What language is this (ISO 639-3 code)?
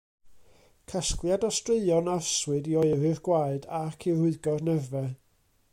cym